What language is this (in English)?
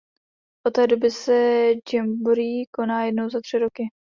Czech